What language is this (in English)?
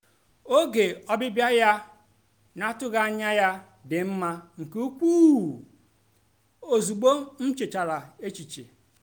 Igbo